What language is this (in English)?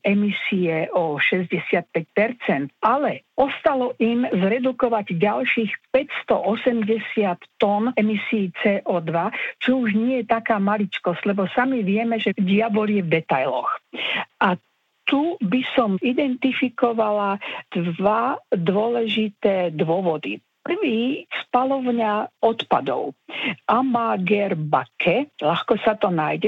Slovak